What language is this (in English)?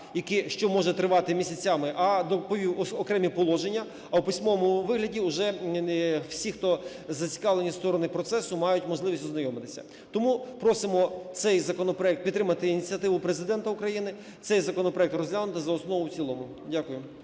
Ukrainian